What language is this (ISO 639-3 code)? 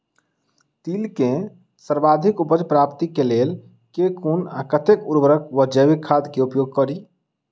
mai